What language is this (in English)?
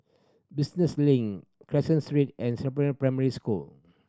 English